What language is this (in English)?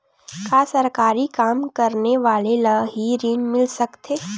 Chhattisgarhi